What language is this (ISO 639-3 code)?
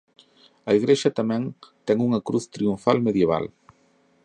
glg